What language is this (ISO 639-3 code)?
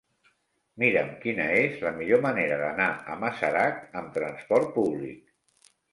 cat